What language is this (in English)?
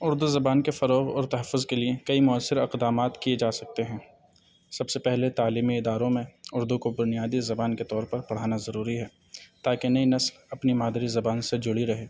Urdu